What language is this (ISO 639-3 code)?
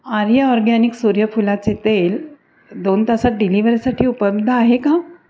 mar